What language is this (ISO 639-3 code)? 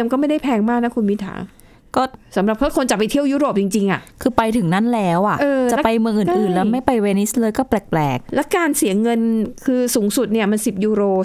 tha